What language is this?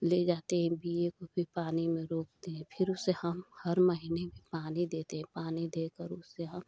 Hindi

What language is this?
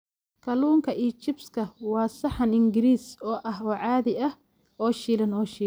Somali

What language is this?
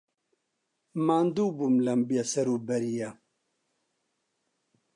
Central Kurdish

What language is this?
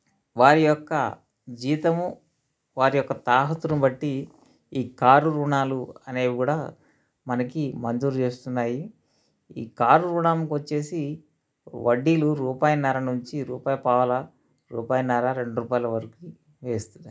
Telugu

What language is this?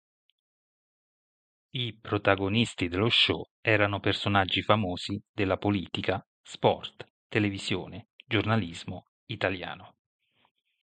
Italian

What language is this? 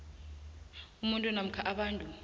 South Ndebele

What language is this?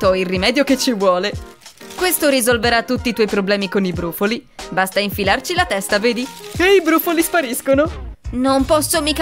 Italian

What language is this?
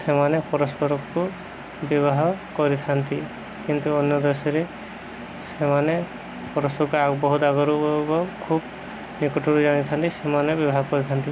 Odia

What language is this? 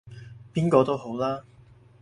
Cantonese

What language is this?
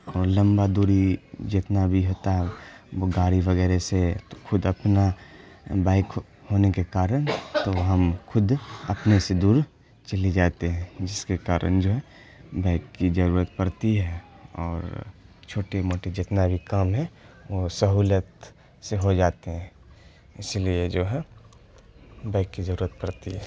Urdu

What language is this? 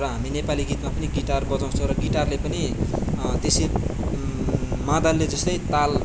Nepali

